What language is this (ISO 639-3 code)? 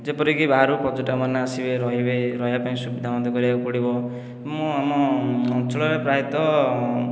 ori